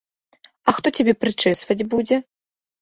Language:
Belarusian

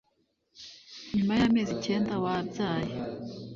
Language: Kinyarwanda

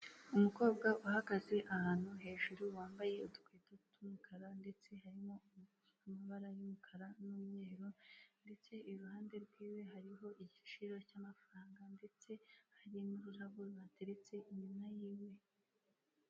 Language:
Kinyarwanda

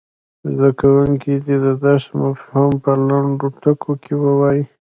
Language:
Pashto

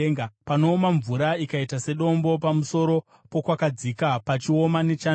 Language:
Shona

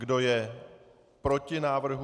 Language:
Czech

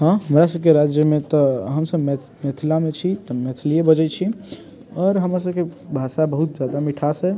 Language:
Maithili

